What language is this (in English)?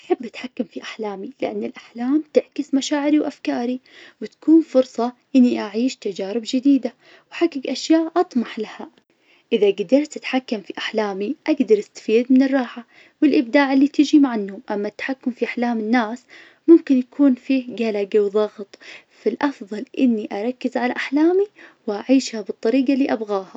Najdi Arabic